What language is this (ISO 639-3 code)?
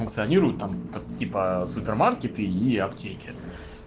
rus